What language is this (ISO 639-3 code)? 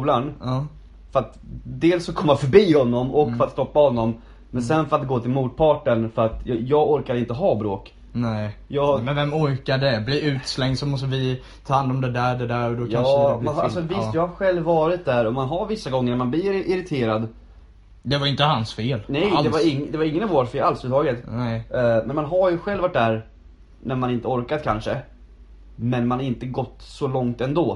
swe